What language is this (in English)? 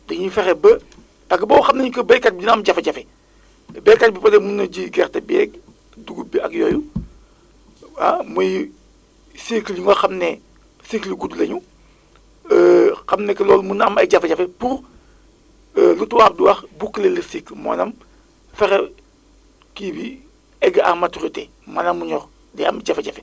Wolof